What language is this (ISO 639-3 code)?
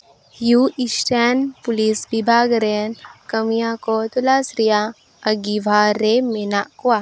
sat